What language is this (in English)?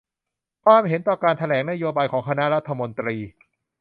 Thai